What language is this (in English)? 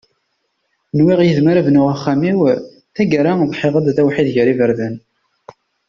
Kabyle